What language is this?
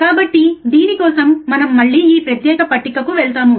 Telugu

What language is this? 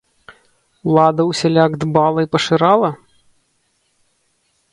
Belarusian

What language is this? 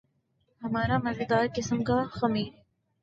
Urdu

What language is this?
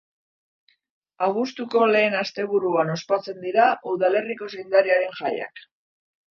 Basque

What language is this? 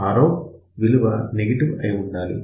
Telugu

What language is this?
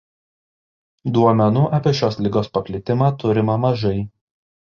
Lithuanian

